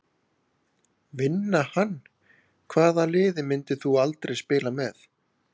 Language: Icelandic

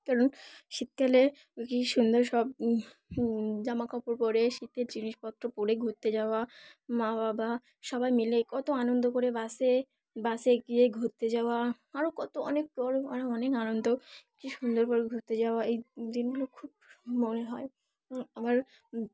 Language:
Bangla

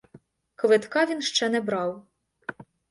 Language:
Ukrainian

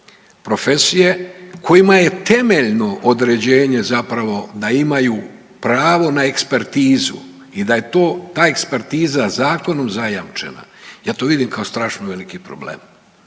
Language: Croatian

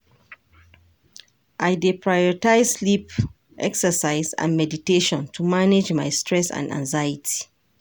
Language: Nigerian Pidgin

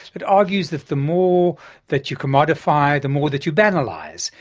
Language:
English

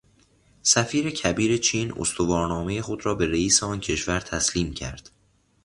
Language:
Persian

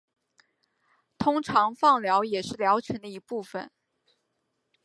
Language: Chinese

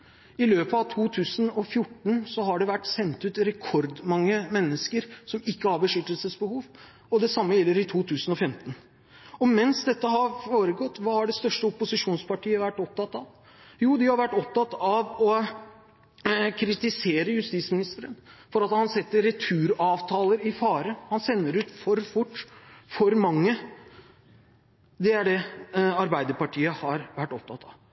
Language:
Norwegian Bokmål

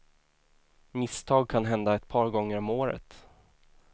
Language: Swedish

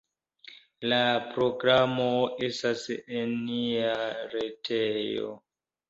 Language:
Esperanto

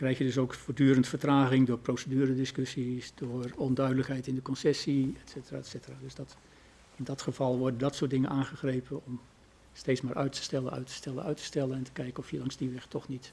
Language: Dutch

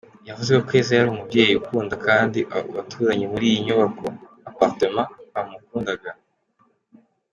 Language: Kinyarwanda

